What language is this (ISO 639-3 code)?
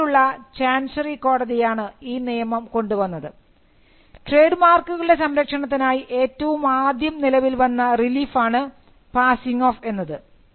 mal